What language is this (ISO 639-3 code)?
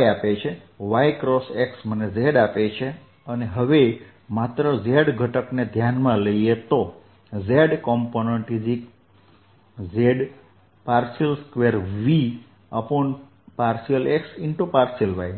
guj